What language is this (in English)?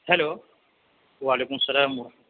Urdu